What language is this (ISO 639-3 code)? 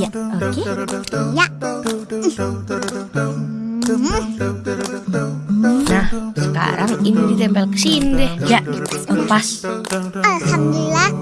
ind